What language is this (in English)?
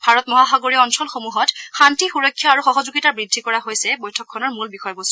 Assamese